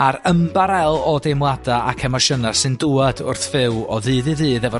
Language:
Welsh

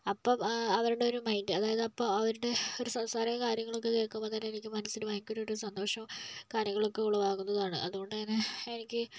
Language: Malayalam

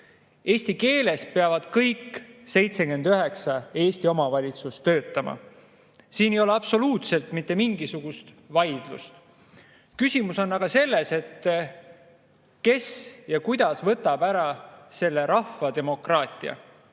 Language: Estonian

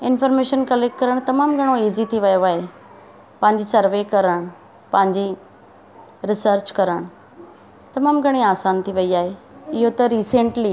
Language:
Sindhi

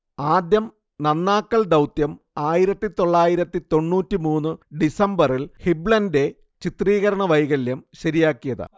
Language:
Malayalam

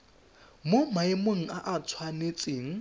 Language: Tswana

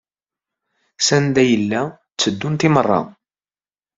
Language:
Kabyle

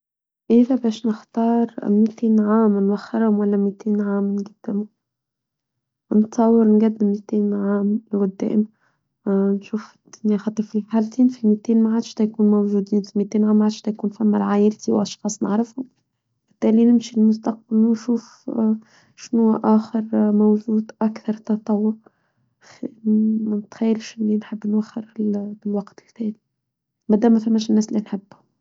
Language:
Tunisian Arabic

